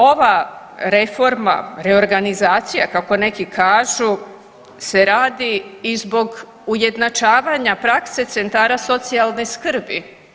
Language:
Croatian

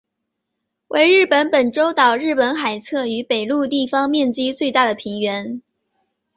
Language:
Chinese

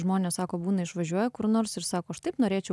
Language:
Lithuanian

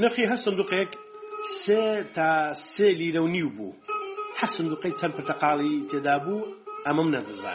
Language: Persian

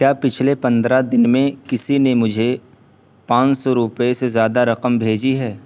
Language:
Urdu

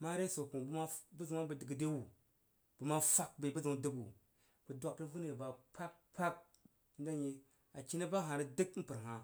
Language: Jiba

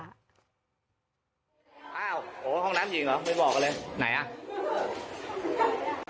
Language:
Thai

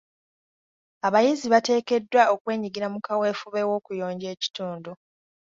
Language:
Ganda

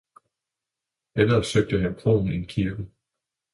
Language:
Danish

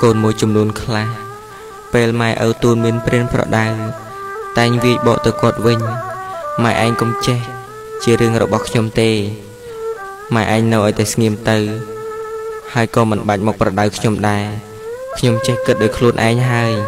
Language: Thai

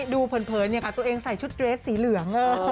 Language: Thai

